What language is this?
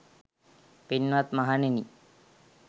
Sinhala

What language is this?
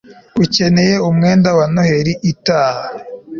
Kinyarwanda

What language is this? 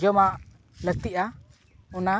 Santali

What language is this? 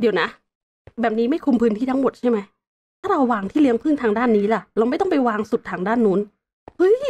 Thai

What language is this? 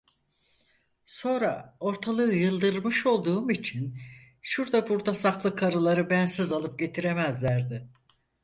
Turkish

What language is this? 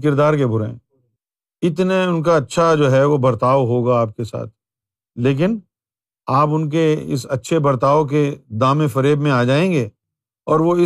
Urdu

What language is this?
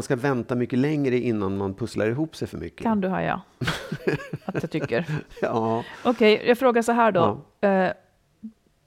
Swedish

